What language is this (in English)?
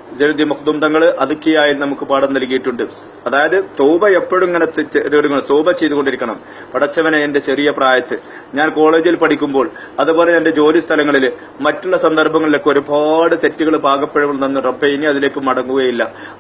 Arabic